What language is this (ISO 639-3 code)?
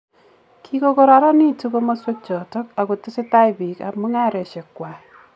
kln